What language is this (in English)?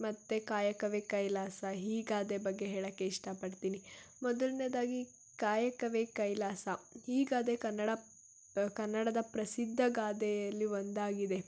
Kannada